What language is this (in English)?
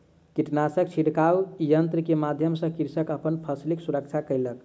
Maithili